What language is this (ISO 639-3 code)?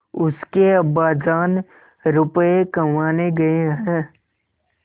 hin